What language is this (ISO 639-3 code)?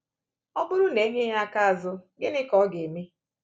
ibo